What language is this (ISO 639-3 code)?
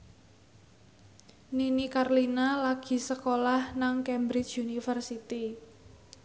jav